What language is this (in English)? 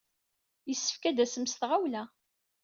Kabyle